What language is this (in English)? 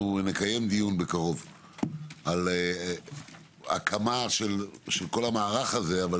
Hebrew